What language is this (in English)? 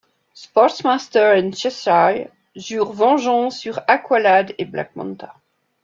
French